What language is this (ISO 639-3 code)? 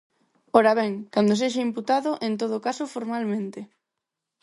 glg